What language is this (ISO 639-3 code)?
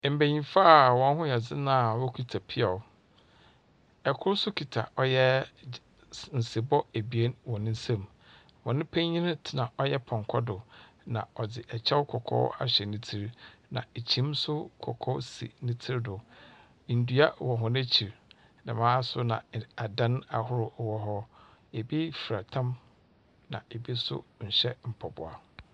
aka